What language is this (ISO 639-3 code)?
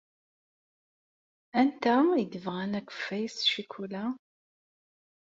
kab